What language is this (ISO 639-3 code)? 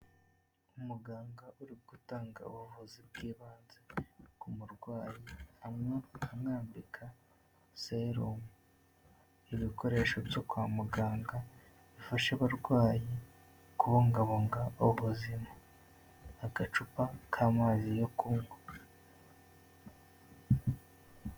kin